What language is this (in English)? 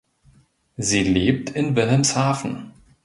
German